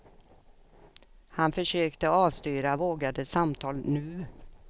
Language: Swedish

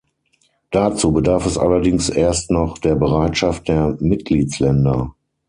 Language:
German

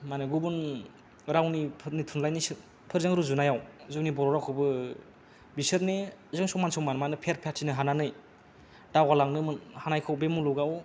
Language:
Bodo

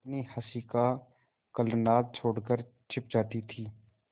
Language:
Hindi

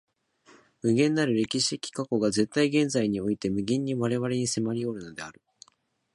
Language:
Japanese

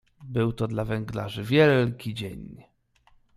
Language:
Polish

